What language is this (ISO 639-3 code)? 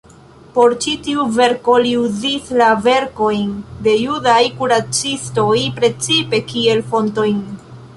epo